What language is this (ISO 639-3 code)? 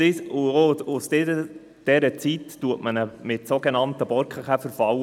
gsw